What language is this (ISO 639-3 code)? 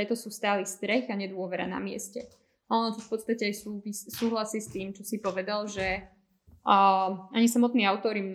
slk